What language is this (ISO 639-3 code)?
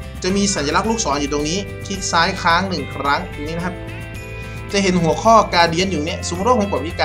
tha